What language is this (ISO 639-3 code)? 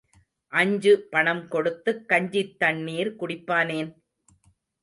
tam